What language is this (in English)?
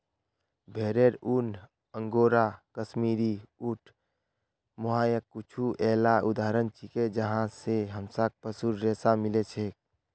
Magahi